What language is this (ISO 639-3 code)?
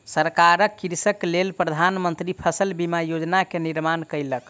mai